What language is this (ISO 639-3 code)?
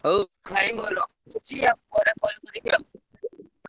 ori